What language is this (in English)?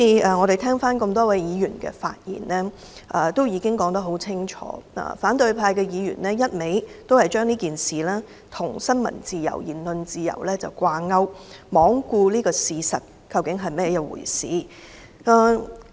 Cantonese